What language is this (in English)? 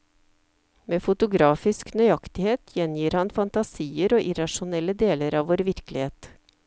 Norwegian